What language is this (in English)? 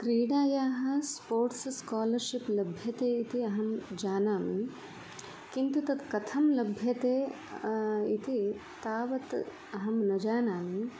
Sanskrit